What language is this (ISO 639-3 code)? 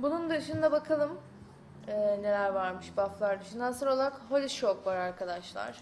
tur